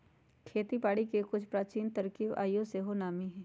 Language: Magahi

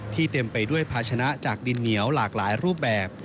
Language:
Thai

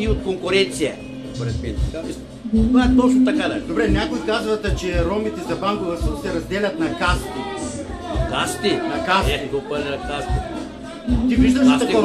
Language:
Romanian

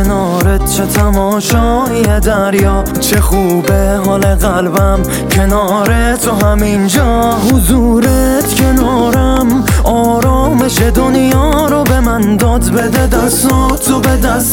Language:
Persian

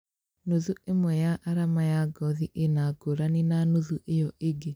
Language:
Kikuyu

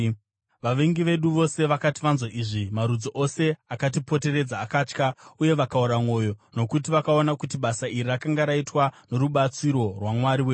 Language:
Shona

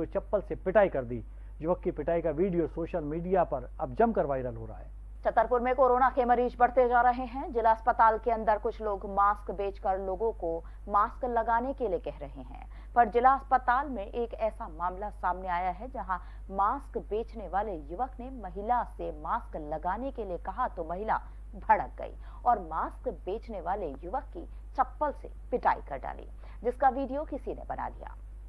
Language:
Hindi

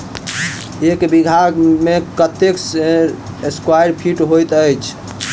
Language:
Maithili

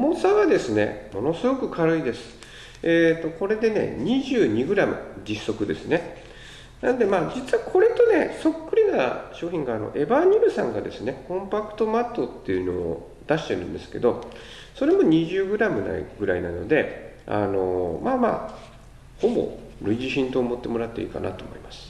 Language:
Japanese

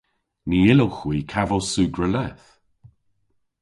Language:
Cornish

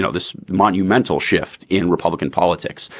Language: English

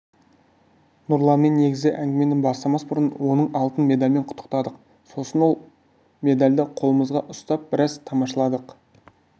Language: Kazakh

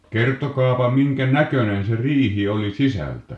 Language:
Finnish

